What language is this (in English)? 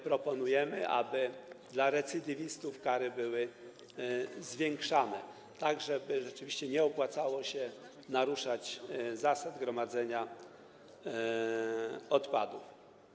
Polish